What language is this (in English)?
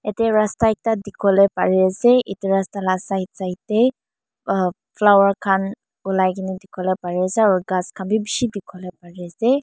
Naga Pidgin